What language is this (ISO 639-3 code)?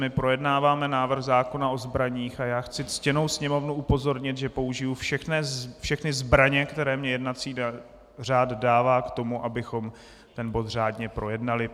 ces